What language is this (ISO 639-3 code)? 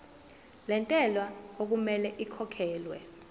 zul